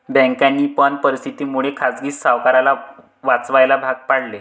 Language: Marathi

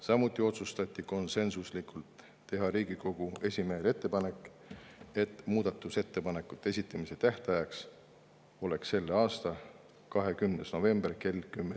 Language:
Estonian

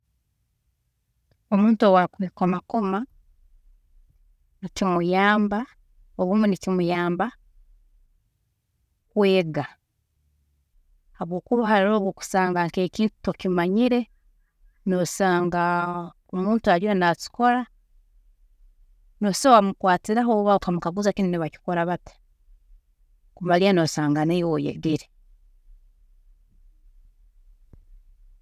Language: Tooro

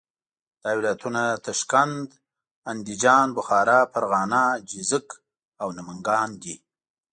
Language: Pashto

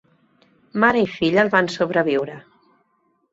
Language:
Catalan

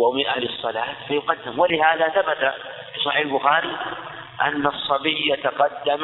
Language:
Arabic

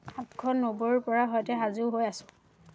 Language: Assamese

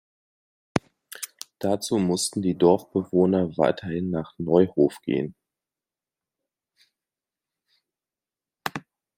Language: German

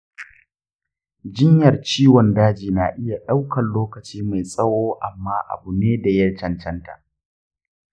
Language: Hausa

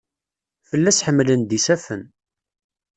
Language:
Kabyle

